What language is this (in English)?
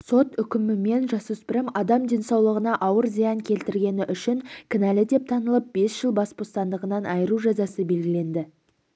Kazakh